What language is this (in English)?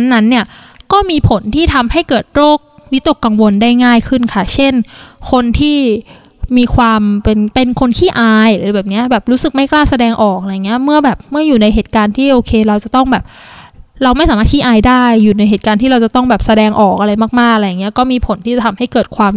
Thai